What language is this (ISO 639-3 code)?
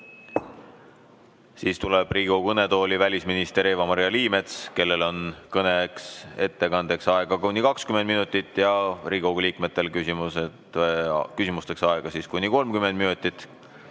est